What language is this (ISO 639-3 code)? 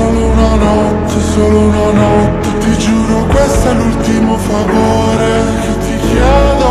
ron